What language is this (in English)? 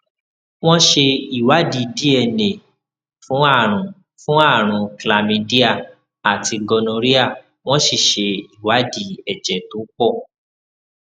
Yoruba